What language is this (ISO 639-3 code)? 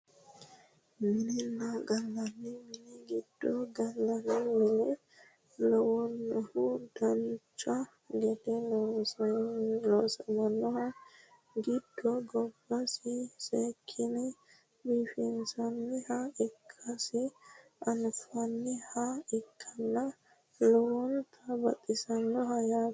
sid